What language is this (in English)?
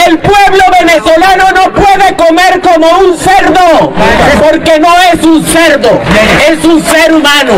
Spanish